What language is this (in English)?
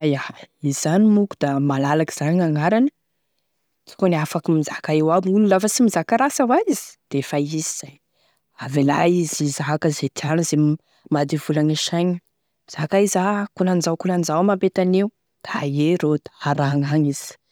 Tesaka Malagasy